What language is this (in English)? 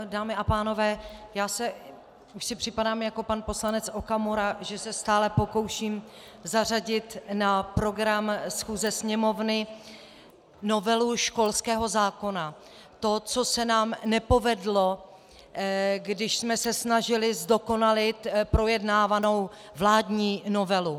Czech